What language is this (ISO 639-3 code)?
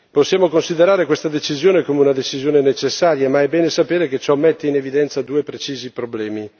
ita